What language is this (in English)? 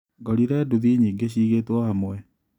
Kikuyu